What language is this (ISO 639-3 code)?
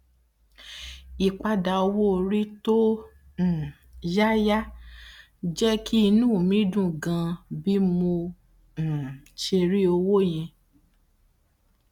yor